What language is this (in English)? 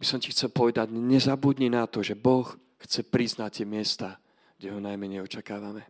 Slovak